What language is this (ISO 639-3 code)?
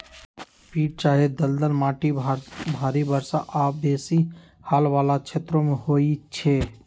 mag